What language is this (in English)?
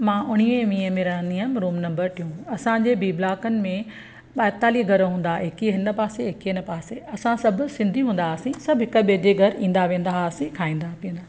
Sindhi